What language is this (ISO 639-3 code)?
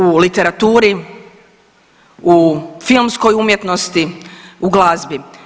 hrv